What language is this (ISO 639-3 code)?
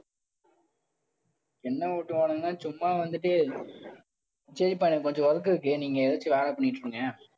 tam